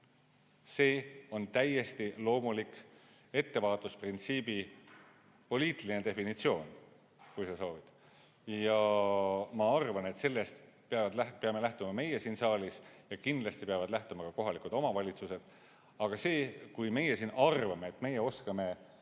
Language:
Estonian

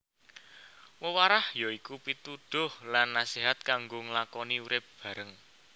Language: Javanese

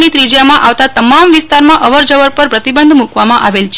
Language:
Gujarati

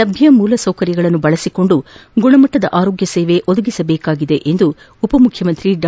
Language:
Kannada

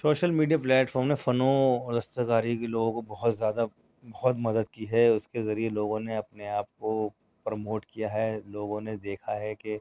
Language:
Urdu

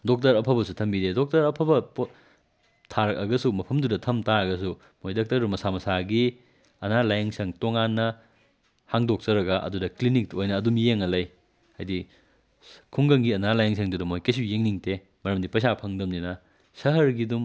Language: Manipuri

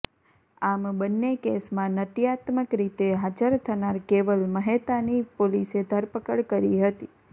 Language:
Gujarati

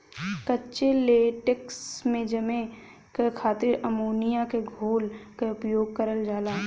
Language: Bhojpuri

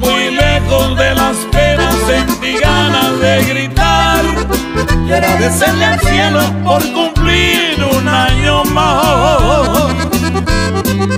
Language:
Spanish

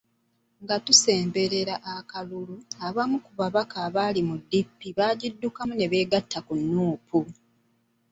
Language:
Ganda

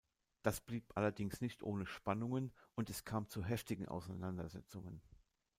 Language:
German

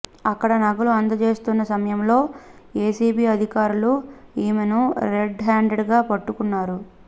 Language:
Telugu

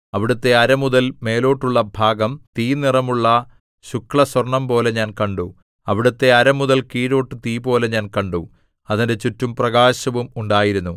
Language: Malayalam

